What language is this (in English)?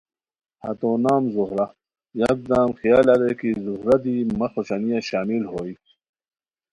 Khowar